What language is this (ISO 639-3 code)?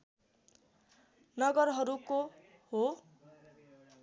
nep